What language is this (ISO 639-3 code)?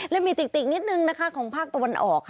tha